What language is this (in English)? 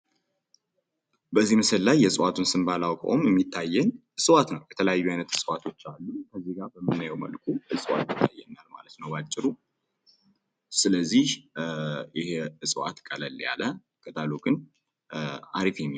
Amharic